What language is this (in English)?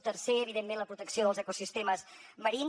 Catalan